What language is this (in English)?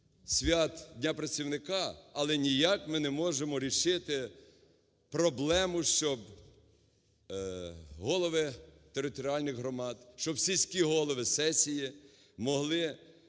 Ukrainian